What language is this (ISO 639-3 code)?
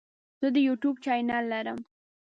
pus